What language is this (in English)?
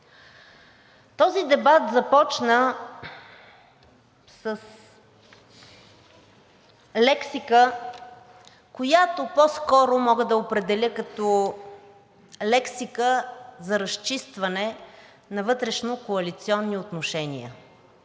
Bulgarian